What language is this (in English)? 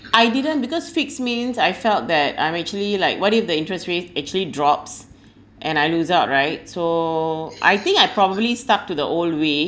English